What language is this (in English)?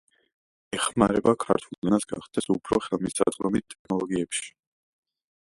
Georgian